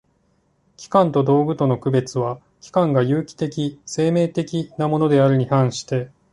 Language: Japanese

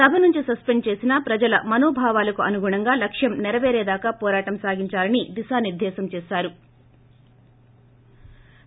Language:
Telugu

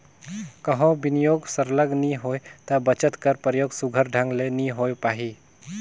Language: Chhattisgarhi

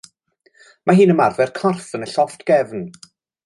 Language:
Welsh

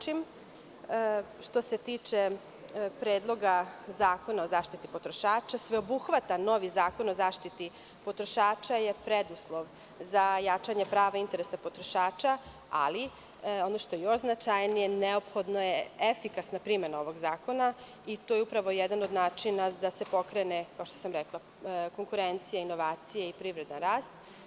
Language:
Serbian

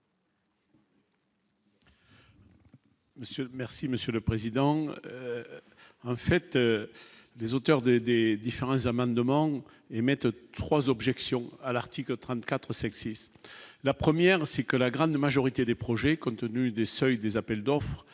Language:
French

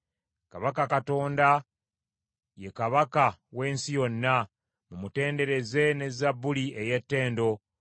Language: Ganda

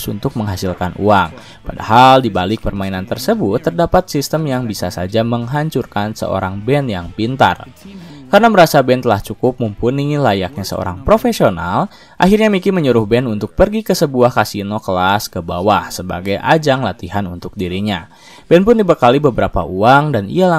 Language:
Indonesian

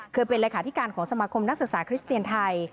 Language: Thai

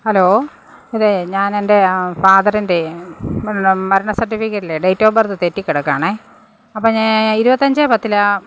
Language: Malayalam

